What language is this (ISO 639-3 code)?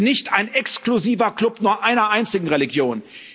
deu